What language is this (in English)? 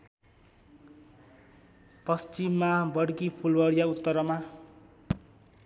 Nepali